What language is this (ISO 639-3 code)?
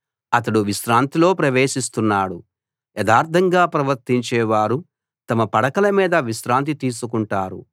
tel